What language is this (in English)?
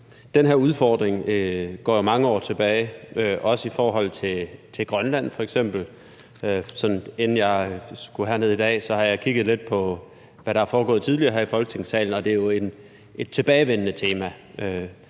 Danish